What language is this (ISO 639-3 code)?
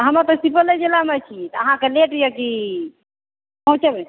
mai